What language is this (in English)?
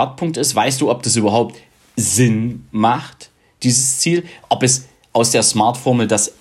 German